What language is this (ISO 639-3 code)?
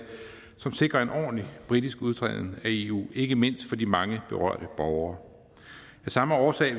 dan